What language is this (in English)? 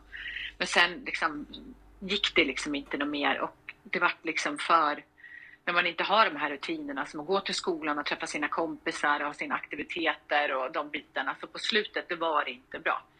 Swedish